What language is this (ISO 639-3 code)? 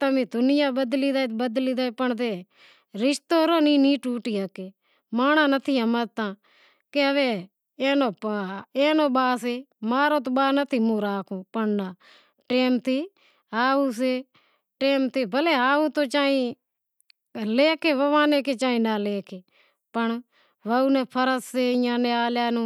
kxp